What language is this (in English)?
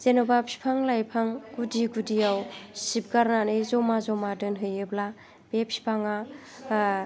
Bodo